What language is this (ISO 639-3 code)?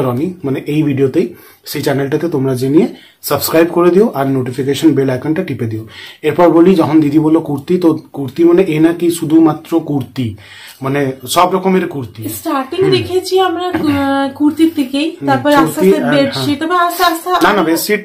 hin